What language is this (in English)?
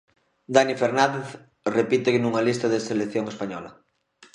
Galician